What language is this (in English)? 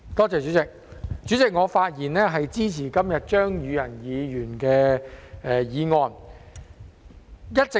Cantonese